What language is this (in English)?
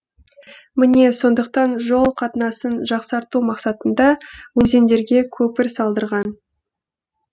Kazakh